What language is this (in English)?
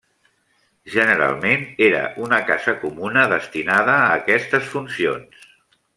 Catalan